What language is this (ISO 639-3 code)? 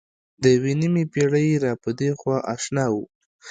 pus